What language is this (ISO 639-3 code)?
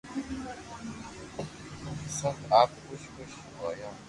lrk